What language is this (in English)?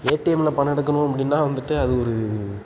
Tamil